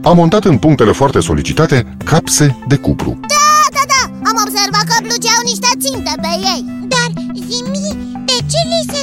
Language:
Romanian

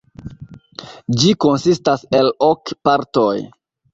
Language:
Esperanto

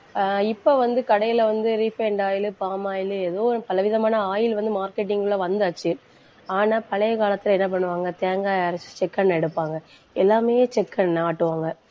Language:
Tamil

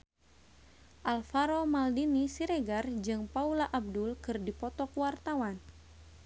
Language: Sundanese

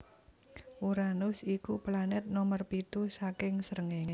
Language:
Javanese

